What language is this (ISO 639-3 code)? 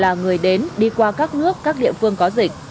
vie